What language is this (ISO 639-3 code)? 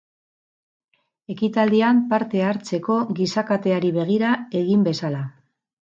eus